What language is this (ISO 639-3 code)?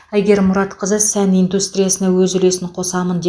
kaz